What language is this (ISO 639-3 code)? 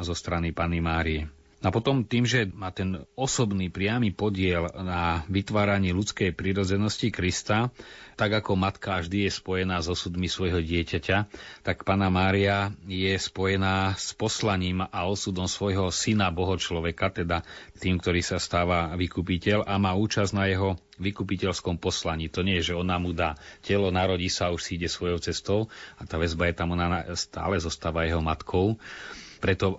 slk